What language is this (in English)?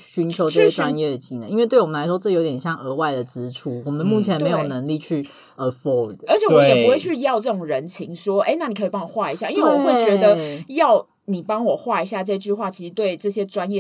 Chinese